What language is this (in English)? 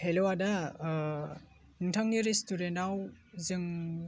Bodo